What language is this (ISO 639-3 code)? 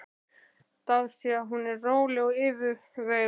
isl